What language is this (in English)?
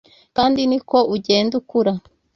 Kinyarwanda